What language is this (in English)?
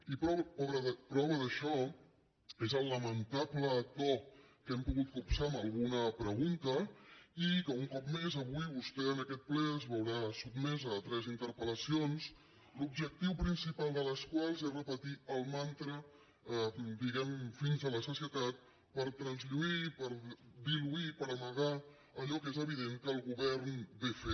Catalan